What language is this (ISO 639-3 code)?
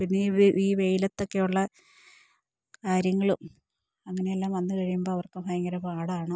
mal